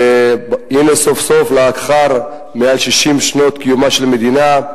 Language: Hebrew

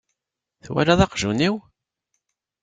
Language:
Kabyle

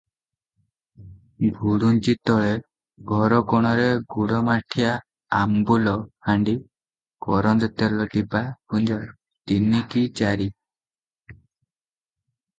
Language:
Odia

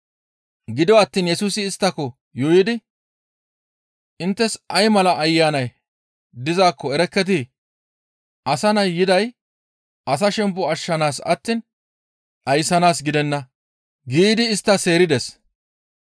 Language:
Gamo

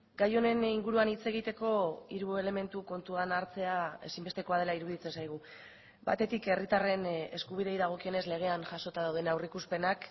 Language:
Basque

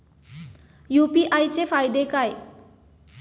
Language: Marathi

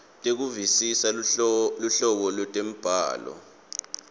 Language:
Swati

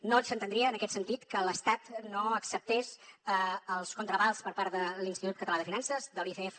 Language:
Catalan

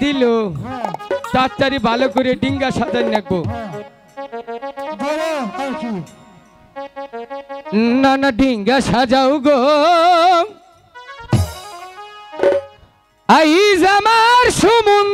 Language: Arabic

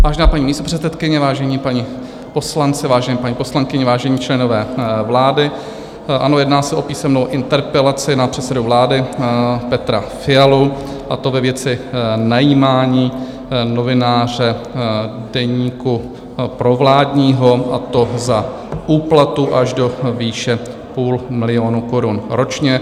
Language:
Czech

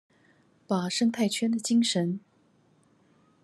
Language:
Chinese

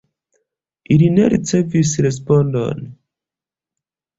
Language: Esperanto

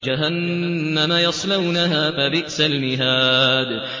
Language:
Arabic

